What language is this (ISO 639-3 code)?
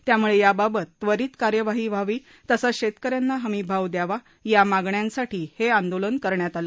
mar